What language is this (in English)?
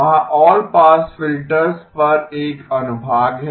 Hindi